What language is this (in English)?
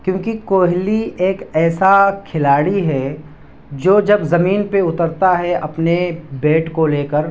Urdu